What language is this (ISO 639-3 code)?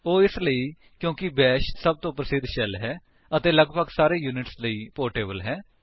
pan